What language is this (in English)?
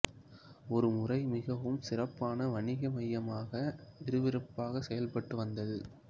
Tamil